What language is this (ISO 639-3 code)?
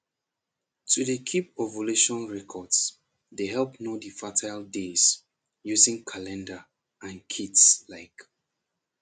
pcm